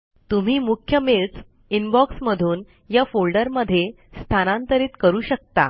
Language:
Marathi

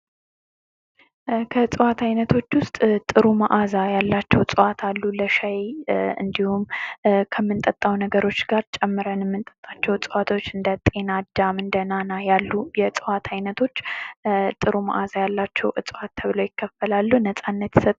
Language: Amharic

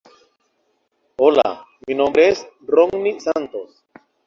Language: Spanish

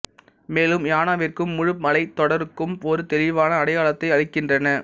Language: Tamil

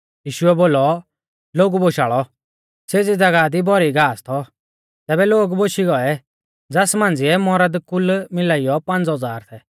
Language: Mahasu Pahari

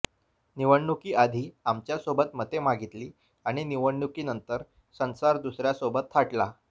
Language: Marathi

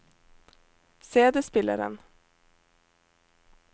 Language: Norwegian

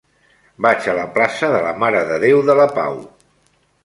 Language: Catalan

